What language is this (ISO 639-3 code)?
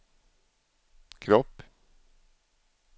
swe